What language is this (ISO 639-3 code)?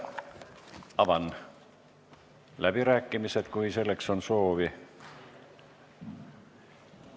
est